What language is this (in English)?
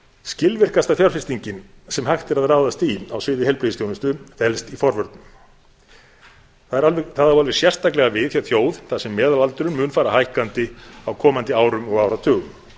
Icelandic